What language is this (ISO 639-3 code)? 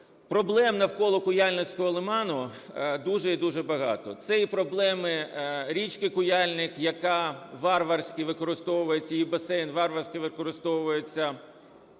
ukr